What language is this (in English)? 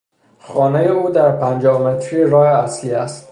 Persian